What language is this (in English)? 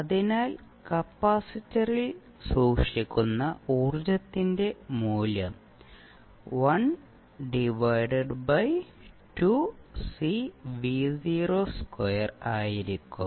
Malayalam